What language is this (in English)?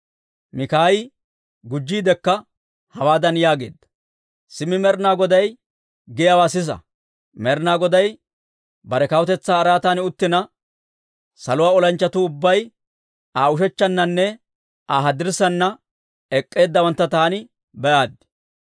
Dawro